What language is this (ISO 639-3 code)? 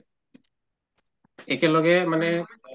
asm